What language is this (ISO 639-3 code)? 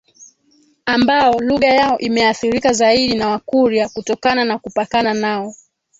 swa